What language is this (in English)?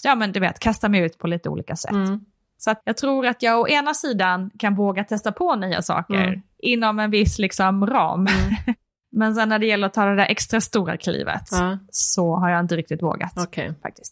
Swedish